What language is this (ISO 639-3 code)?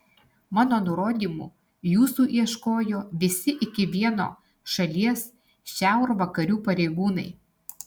lit